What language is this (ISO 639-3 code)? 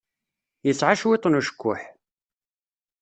kab